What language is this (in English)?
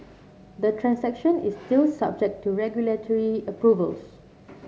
English